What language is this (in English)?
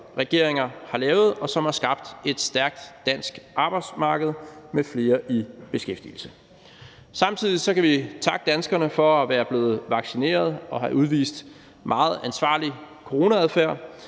Danish